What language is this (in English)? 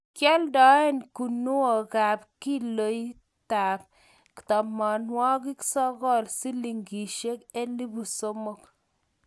Kalenjin